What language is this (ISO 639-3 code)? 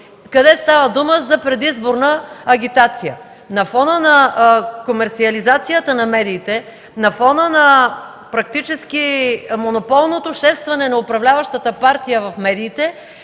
bul